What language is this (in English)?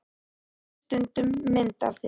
Icelandic